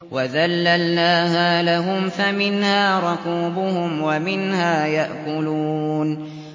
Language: Arabic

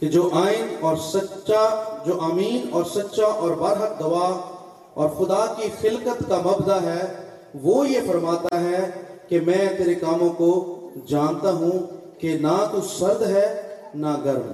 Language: Urdu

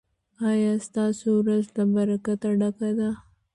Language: Pashto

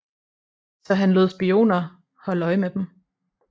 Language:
Danish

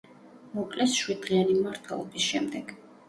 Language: Georgian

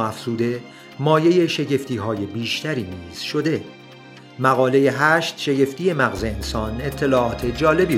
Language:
Persian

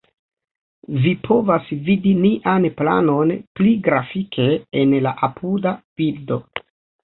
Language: Esperanto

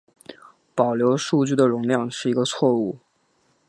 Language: Chinese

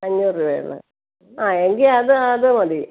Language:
Malayalam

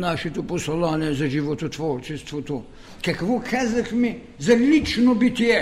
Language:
Bulgarian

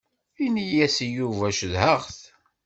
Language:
Kabyle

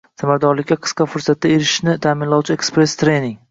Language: Uzbek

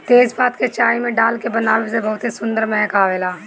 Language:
Bhojpuri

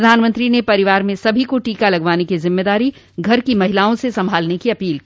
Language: Hindi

